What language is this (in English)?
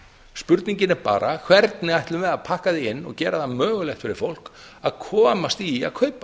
Icelandic